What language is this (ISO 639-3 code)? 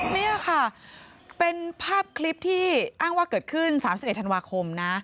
tha